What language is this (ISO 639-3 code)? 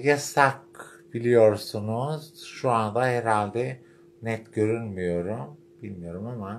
tur